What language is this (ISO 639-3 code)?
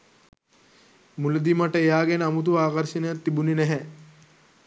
sin